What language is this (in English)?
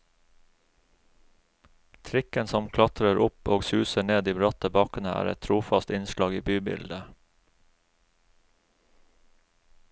Norwegian